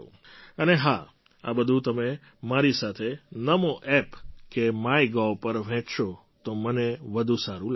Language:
Gujarati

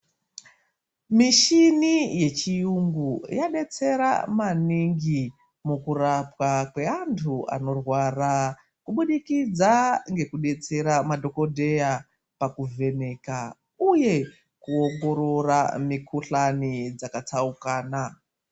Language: Ndau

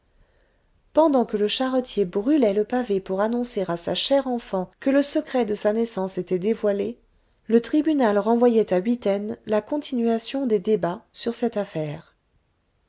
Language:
French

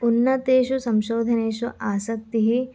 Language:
Sanskrit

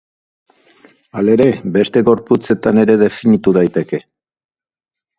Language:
Basque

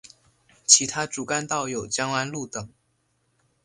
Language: Chinese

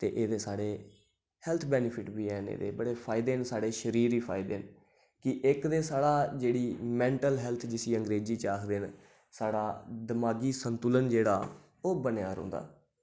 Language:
Dogri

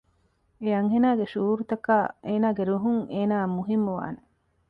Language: Divehi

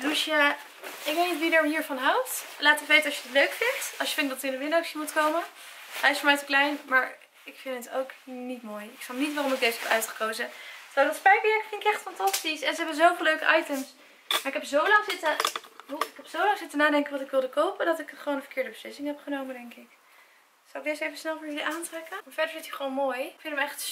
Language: Dutch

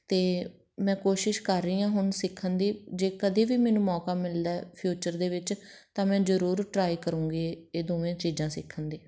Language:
Punjabi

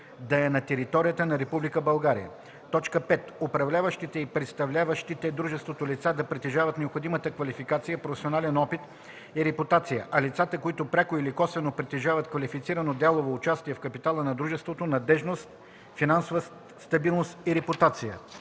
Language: Bulgarian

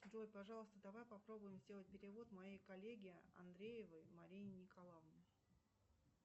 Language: Russian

